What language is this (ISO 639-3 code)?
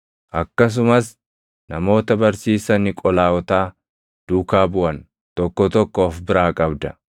orm